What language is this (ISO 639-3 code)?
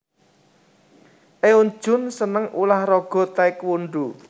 jav